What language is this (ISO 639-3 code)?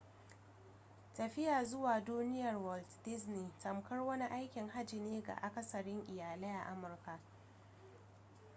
hau